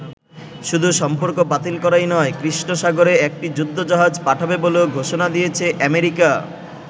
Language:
Bangla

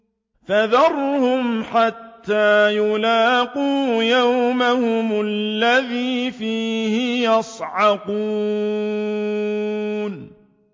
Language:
Arabic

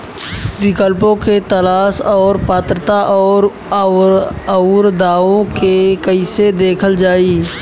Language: Bhojpuri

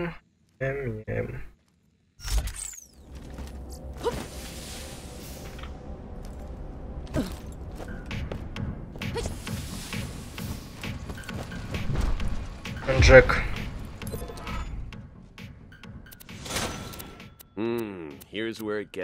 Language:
Russian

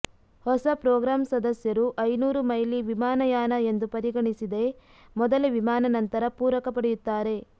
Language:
Kannada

